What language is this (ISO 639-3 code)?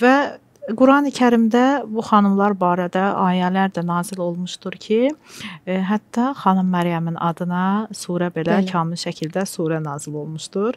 tur